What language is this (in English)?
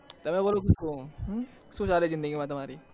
Gujarati